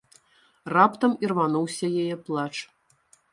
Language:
Belarusian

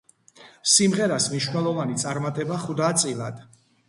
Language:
Georgian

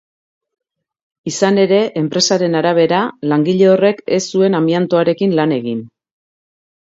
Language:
Basque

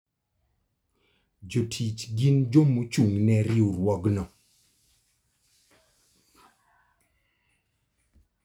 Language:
Luo (Kenya and Tanzania)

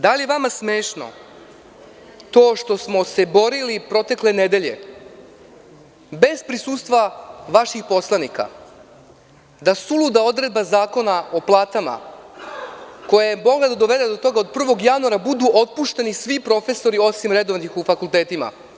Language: Serbian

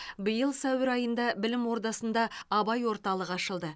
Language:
Kazakh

